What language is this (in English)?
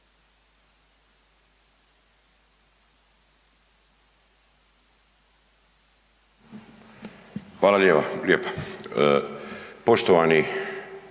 Croatian